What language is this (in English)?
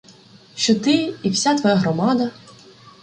Ukrainian